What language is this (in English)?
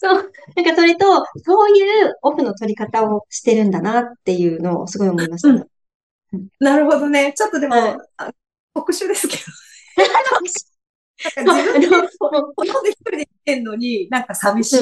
Japanese